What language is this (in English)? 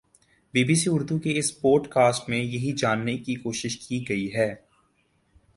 Urdu